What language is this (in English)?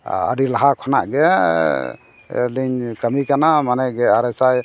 Santali